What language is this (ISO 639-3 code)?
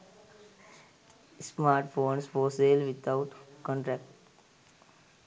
sin